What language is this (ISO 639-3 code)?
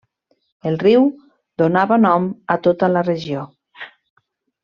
cat